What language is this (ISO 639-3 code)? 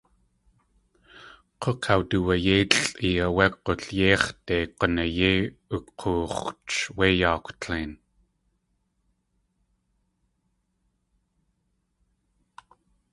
tli